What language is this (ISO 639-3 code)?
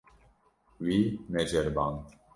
kur